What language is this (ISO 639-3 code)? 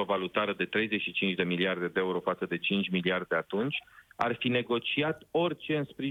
ron